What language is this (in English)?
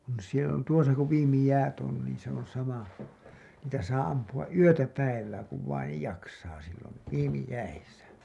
Finnish